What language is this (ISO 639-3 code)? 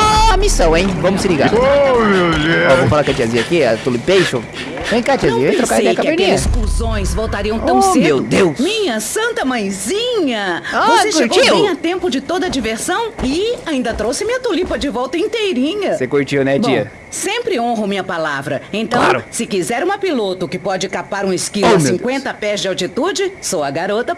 por